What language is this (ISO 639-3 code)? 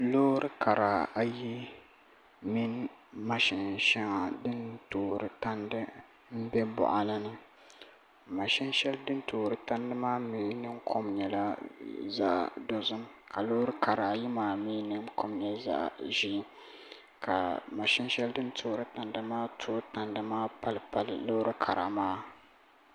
dag